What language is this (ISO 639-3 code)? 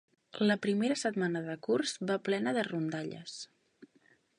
cat